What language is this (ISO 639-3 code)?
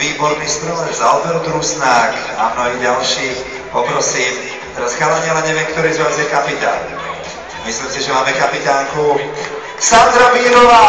slk